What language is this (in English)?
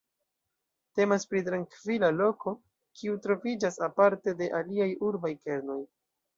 Esperanto